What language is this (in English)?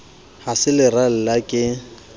Southern Sotho